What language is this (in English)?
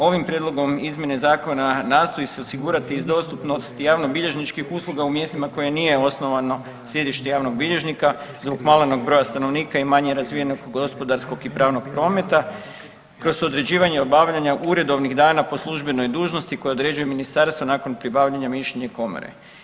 Croatian